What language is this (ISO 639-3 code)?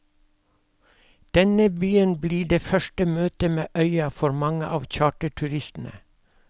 nor